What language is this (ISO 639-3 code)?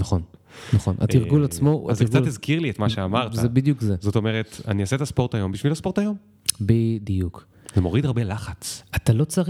heb